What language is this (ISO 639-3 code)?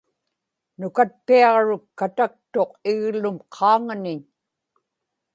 ipk